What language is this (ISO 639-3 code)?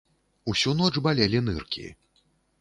bel